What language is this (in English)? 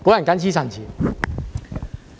Cantonese